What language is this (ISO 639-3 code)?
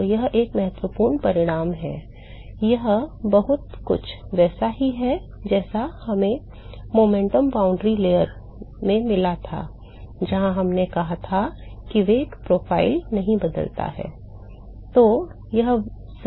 hin